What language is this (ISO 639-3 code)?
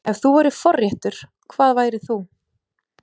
isl